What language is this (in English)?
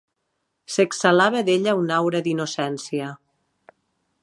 Catalan